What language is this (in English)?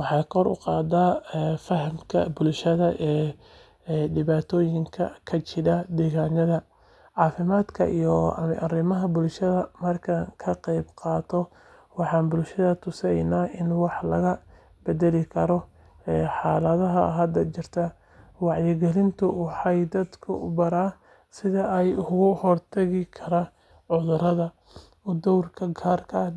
Somali